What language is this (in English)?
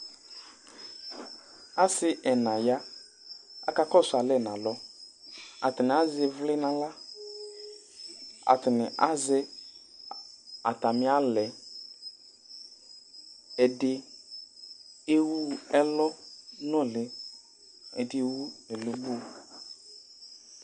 Ikposo